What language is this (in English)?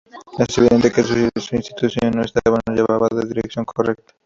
Spanish